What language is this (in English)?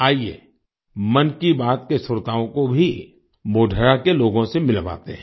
Hindi